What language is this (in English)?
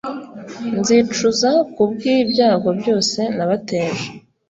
Kinyarwanda